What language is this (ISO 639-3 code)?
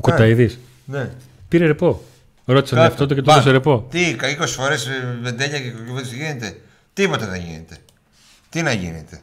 ell